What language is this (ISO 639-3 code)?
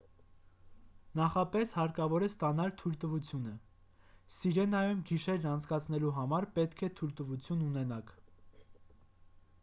hye